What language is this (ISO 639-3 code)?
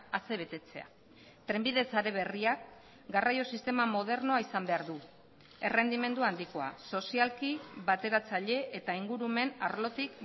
eus